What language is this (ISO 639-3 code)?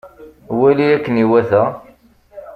kab